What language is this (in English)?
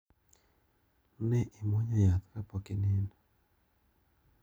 Luo (Kenya and Tanzania)